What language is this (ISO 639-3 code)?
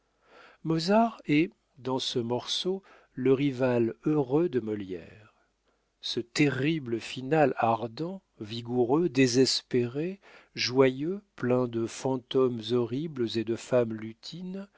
fra